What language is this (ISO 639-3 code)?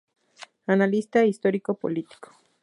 spa